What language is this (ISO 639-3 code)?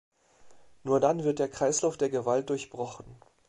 deu